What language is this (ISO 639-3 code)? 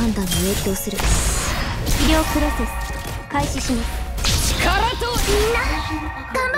jpn